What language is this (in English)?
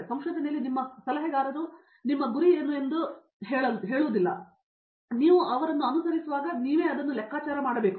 Kannada